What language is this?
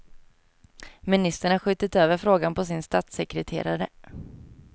Swedish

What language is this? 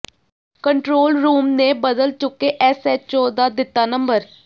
Punjabi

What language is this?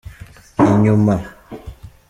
Kinyarwanda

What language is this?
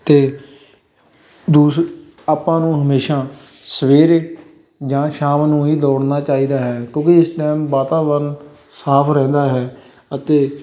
Punjabi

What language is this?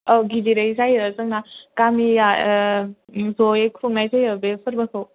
Bodo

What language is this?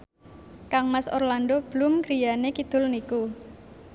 Javanese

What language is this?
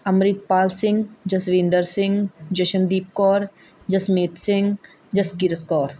Punjabi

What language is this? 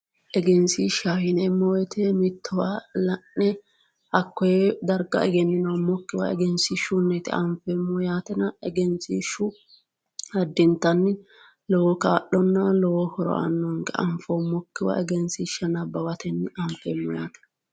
Sidamo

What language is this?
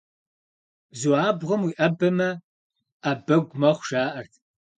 Kabardian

